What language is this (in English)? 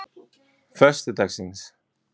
Icelandic